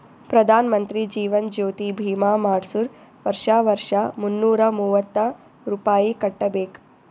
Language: Kannada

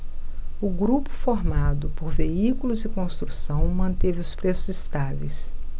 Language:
Portuguese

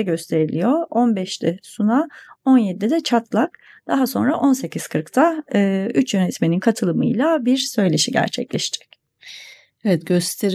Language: Turkish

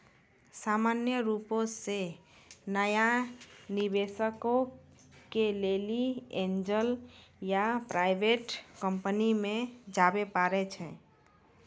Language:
Maithili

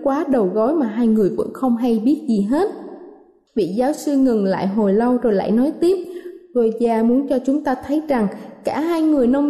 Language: Vietnamese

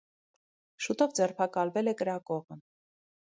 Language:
Armenian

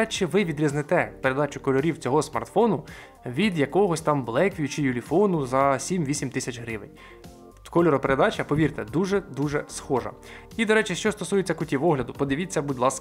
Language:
Ukrainian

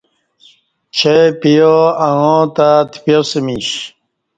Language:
Kati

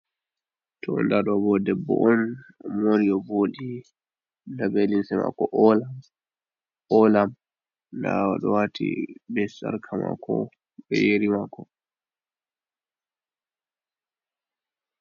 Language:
Fula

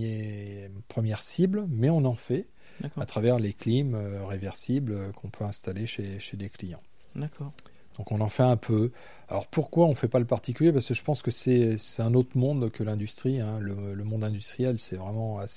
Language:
French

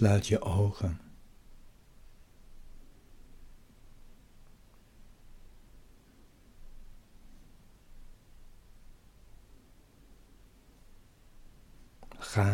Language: Dutch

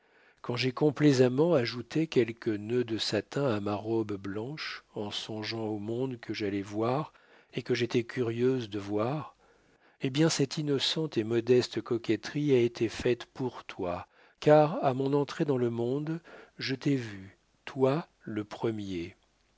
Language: French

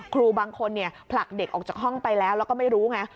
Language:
Thai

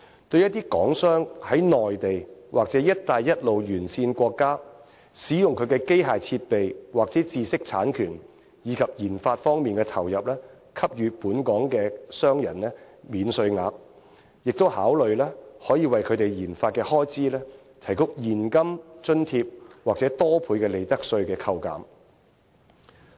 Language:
Cantonese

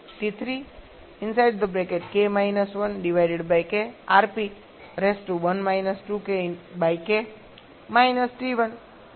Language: Gujarati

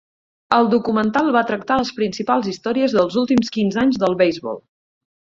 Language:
Catalan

